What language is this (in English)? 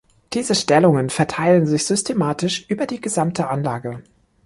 German